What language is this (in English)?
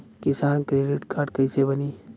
Bhojpuri